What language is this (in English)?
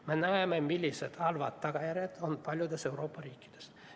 Estonian